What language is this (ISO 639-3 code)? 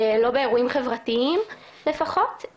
heb